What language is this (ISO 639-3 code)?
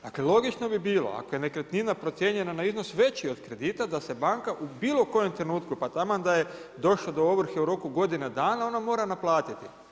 hrv